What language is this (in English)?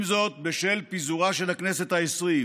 Hebrew